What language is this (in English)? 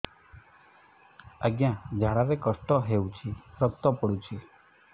Odia